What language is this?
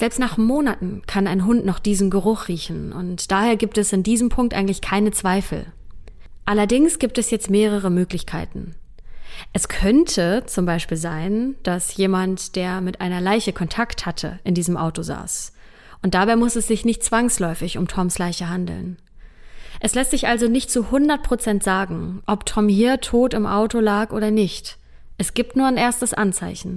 German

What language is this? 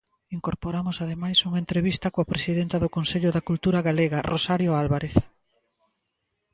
Galician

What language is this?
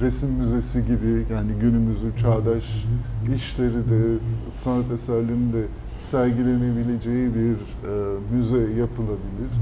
Turkish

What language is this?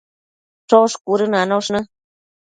Matsés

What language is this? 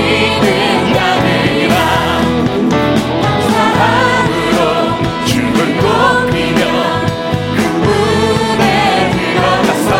Korean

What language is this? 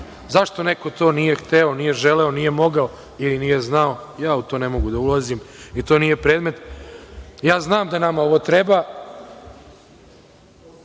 Serbian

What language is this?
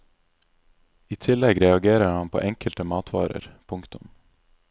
Norwegian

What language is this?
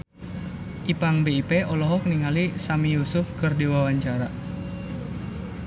Sundanese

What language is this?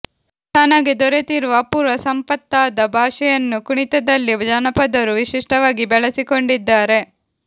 Kannada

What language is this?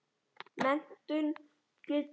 Icelandic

